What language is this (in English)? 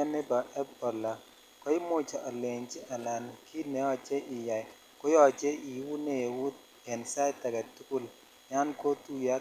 Kalenjin